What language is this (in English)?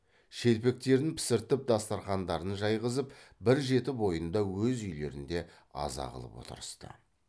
Kazakh